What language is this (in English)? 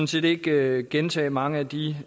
Danish